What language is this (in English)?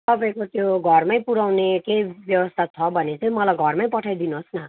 Nepali